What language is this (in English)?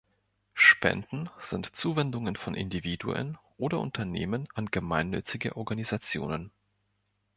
German